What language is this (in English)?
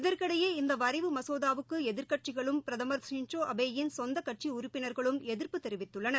Tamil